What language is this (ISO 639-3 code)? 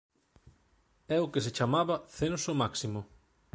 glg